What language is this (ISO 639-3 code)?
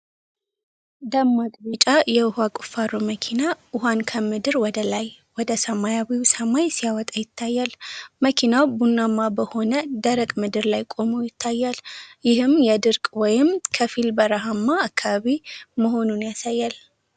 amh